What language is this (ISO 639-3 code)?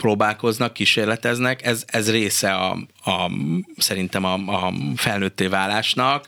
hun